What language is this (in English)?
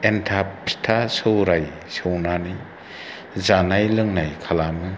Bodo